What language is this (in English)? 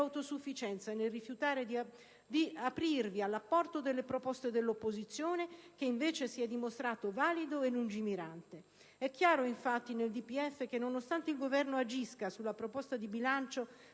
Italian